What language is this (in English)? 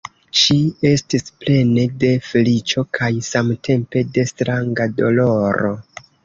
Esperanto